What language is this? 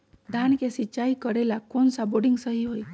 Magahi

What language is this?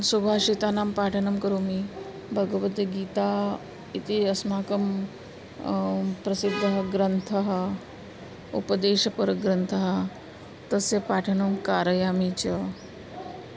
Sanskrit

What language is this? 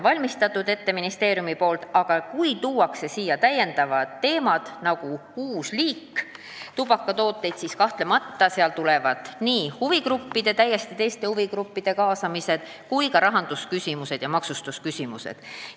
Estonian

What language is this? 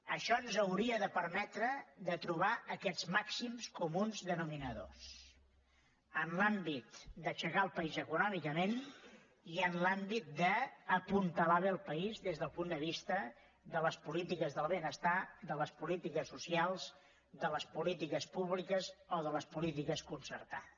Catalan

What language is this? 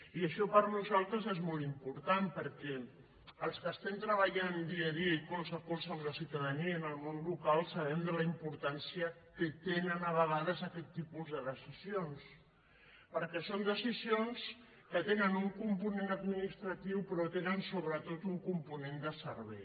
Catalan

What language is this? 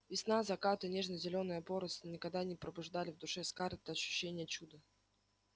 Russian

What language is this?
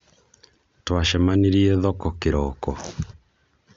Kikuyu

